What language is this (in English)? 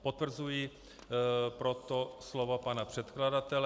Czech